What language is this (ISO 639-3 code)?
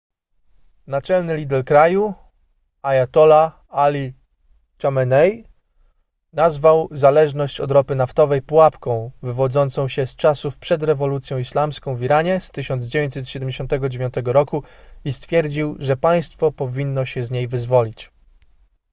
pol